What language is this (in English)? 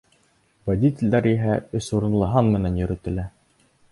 Bashkir